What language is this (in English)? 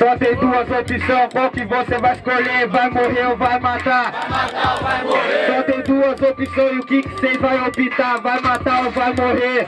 Portuguese